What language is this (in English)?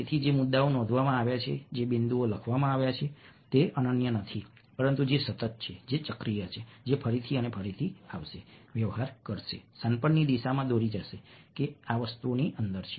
Gujarati